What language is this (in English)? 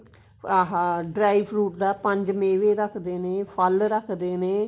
Punjabi